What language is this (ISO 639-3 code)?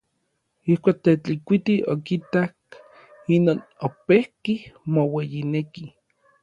nlv